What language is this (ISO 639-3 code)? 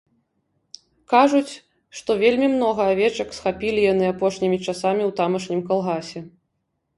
bel